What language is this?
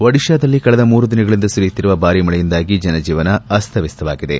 Kannada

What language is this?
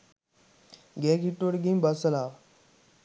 Sinhala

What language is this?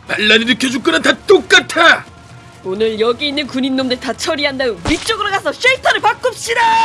Korean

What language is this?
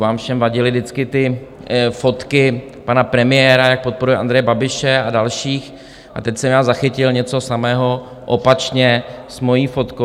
Czech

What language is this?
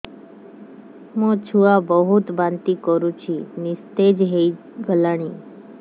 Odia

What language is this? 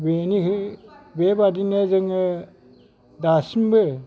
Bodo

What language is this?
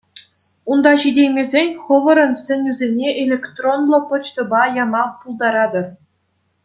Chuvash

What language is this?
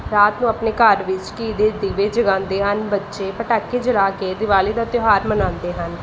Punjabi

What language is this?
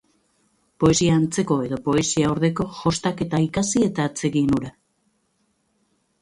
Basque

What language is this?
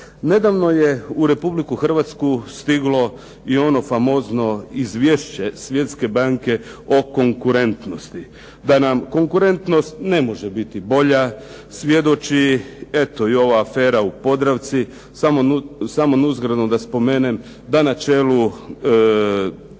Croatian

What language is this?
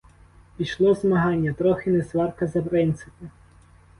Ukrainian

